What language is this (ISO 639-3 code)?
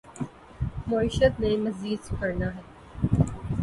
urd